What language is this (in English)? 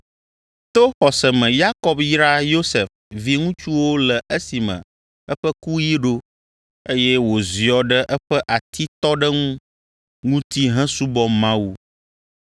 Ewe